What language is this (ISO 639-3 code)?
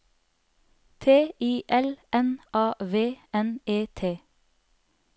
nor